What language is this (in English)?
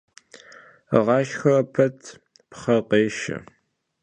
Kabardian